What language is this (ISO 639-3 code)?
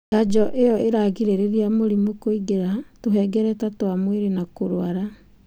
kik